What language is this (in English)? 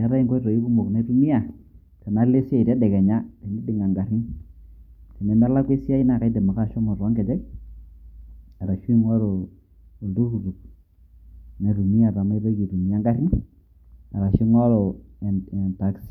Masai